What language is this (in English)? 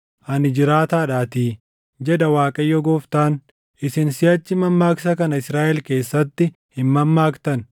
Oromo